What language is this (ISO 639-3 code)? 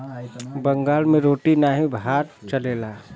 bho